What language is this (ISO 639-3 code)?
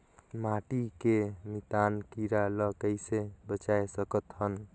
hne